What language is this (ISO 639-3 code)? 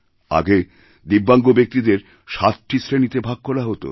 ben